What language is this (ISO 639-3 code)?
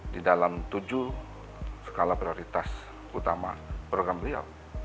ind